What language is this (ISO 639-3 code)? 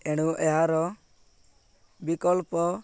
ori